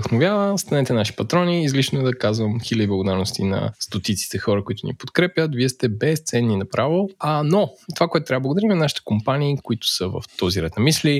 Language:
Bulgarian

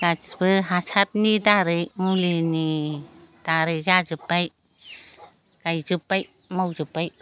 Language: Bodo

